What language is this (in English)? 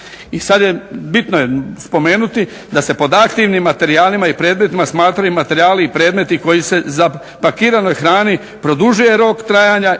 Croatian